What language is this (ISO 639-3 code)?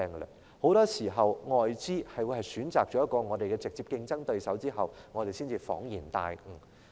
yue